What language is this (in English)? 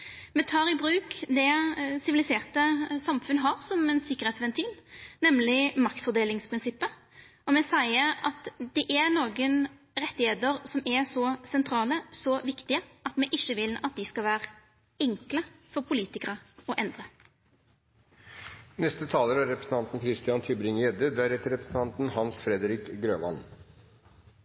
Norwegian Nynorsk